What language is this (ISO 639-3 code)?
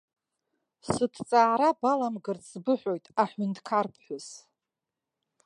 abk